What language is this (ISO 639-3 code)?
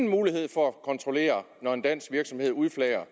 dan